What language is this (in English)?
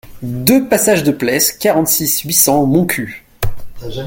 French